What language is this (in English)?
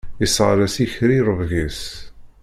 Kabyle